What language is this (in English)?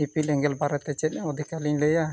Santali